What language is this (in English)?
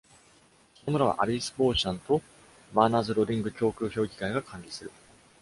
Japanese